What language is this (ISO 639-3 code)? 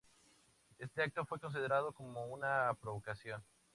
spa